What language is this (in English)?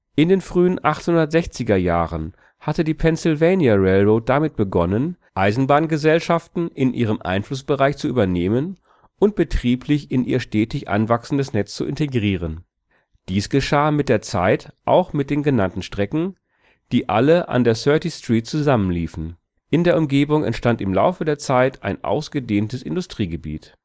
German